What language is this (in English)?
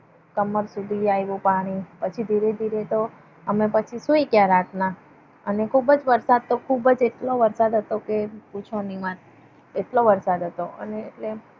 Gujarati